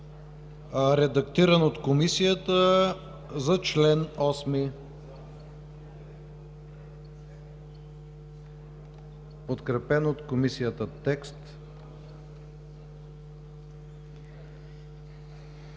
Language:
Bulgarian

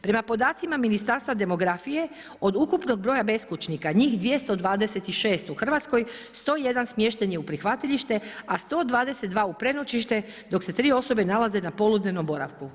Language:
Croatian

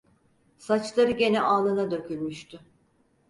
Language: Turkish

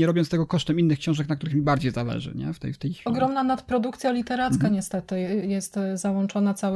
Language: Polish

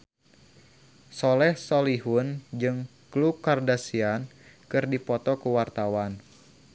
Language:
Sundanese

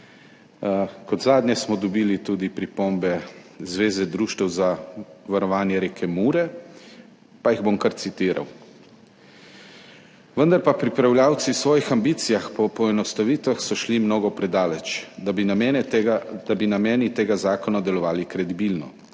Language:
Slovenian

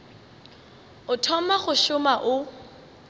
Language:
Northern Sotho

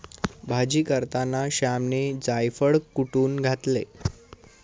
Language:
Marathi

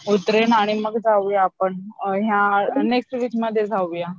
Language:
Marathi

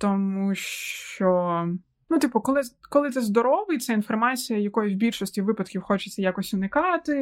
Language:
Ukrainian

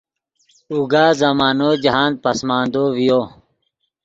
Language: Yidgha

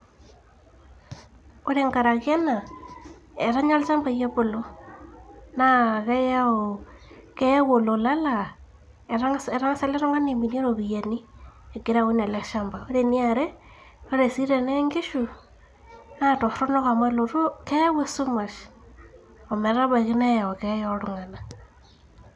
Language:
Masai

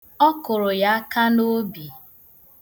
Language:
Igbo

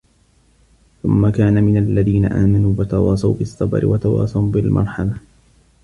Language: Arabic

